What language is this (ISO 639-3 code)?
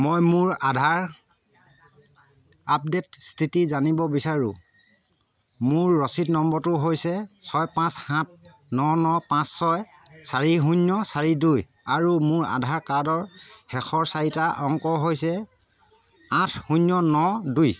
asm